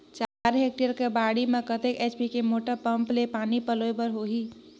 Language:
Chhattisgarhi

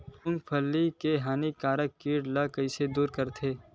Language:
Chhattisgarhi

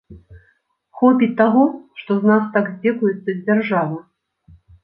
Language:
Belarusian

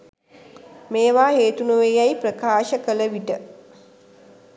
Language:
Sinhala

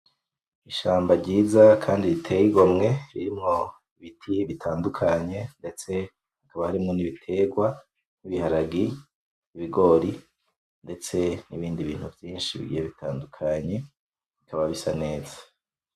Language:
Rundi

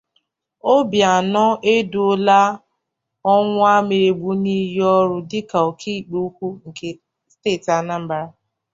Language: Igbo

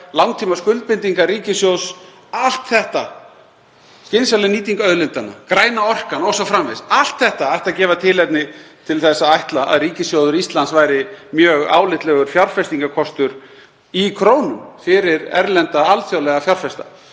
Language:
Icelandic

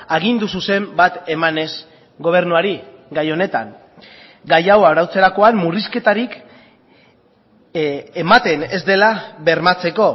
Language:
Basque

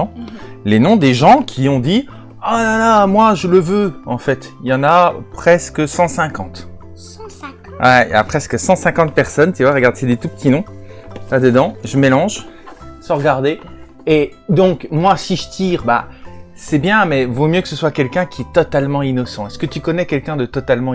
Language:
French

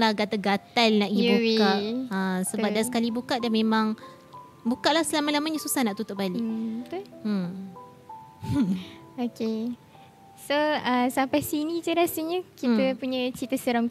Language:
Malay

